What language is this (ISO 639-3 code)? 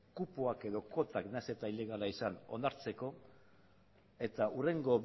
eus